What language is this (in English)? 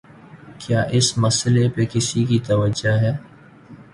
Urdu